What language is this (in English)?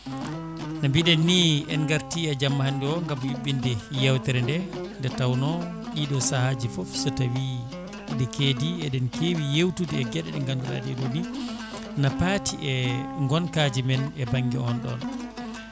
Fula